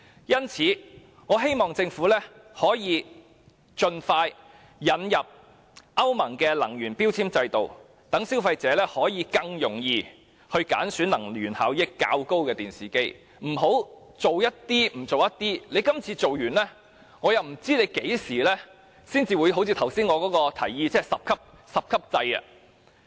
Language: Cantonese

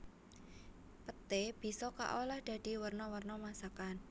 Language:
Javanese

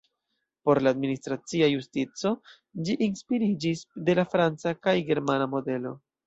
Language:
Esperanto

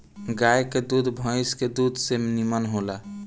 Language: Bhojpuri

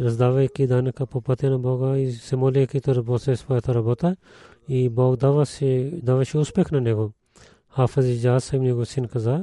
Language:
Bulgarian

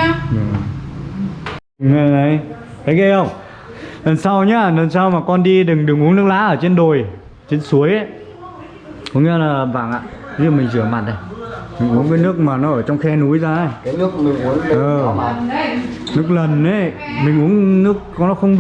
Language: Vietnamese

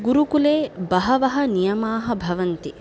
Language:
Sanskrit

